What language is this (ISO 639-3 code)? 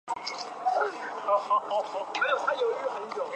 zho